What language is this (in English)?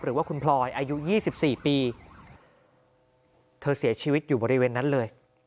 Thai